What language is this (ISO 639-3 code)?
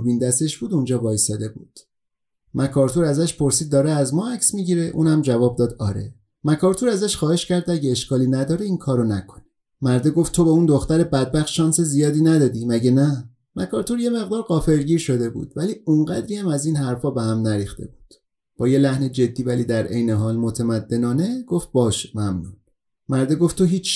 fas